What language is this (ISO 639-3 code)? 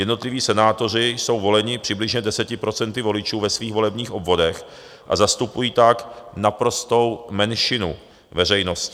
ces